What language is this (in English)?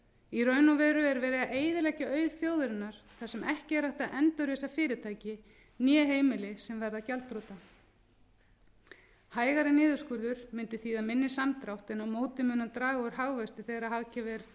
Icelandic